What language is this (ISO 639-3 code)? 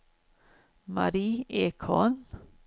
swe